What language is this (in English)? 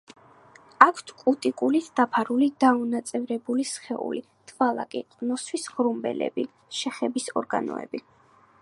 Georgian